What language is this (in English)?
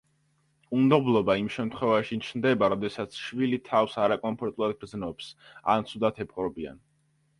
Georgian